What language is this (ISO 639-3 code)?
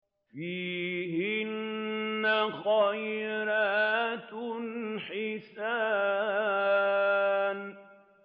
ara